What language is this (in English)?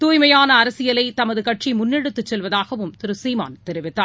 Tamil